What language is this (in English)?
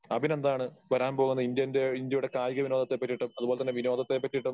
Malayalam